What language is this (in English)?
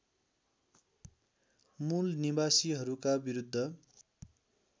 Nepali